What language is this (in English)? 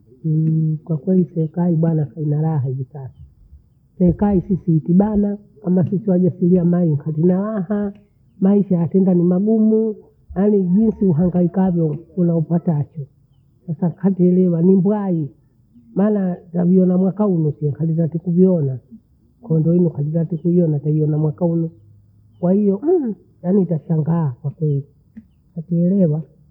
Bondei